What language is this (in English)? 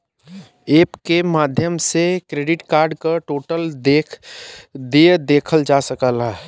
Bhojpuri